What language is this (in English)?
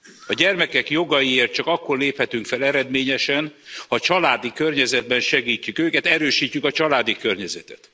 Hungarian